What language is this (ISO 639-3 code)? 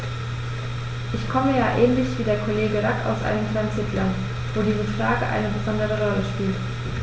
deu